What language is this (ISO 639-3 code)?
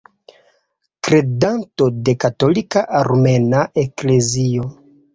epo